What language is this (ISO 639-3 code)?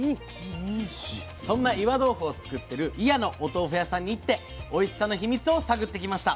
jpn